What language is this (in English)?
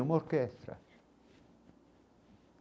Portuguese